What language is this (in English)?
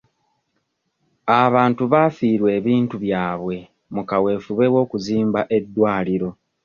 Ganda